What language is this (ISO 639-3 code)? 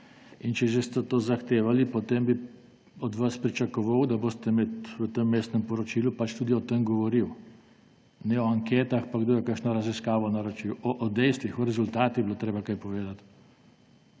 slv